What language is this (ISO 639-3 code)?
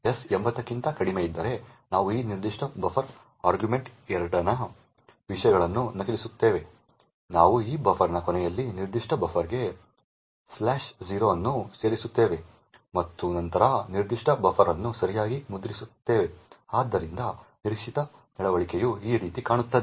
kan